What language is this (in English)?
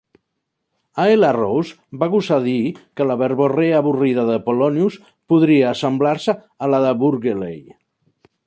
Catalan